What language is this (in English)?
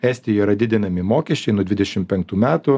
Lithuanian